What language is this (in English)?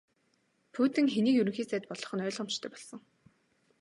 Mongolian